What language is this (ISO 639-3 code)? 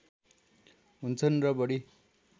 nep